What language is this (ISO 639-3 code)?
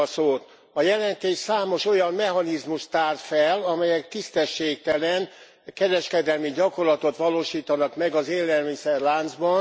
hun